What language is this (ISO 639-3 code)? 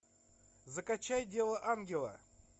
rus